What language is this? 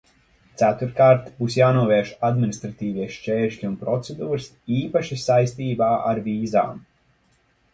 Latvian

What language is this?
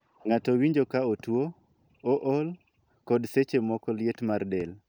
Luo (Kenya and Tanzania)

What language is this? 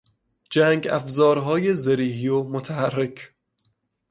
Persian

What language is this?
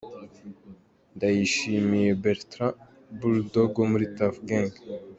Kinyarwanda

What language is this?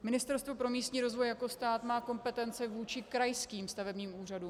Czech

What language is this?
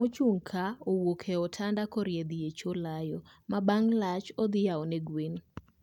Luo (Kenya and Tanzania)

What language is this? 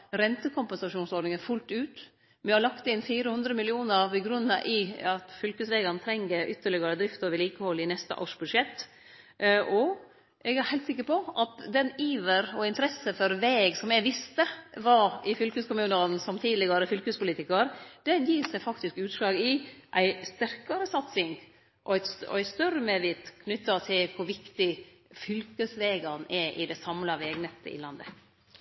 Norwegian Nynorsk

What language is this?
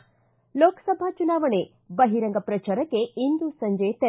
Kannada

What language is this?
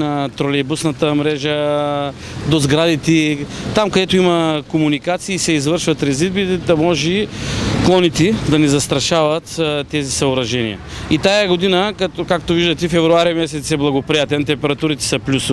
Bulgarian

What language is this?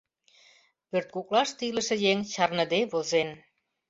Mari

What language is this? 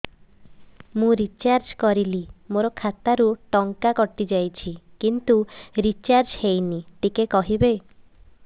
Odia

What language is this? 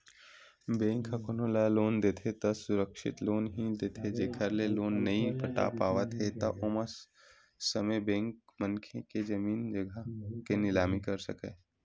Chhattisgarhi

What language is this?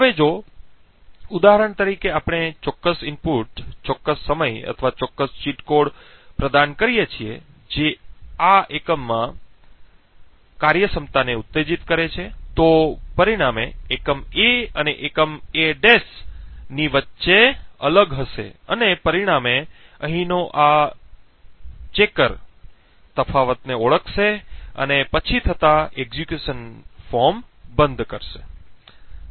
Gujarati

